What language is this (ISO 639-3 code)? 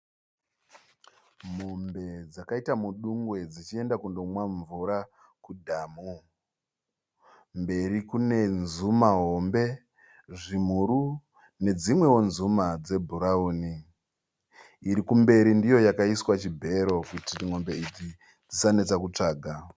sna